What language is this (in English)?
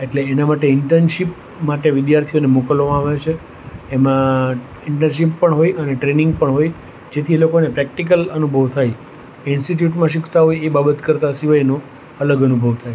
Gujarati